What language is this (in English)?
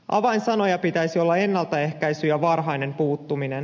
Finnish